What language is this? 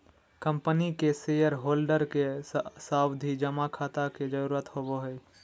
Magahi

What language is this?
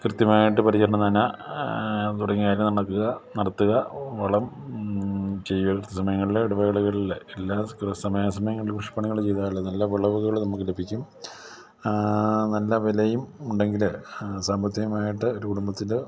Malayalam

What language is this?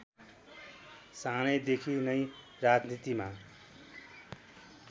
Nepali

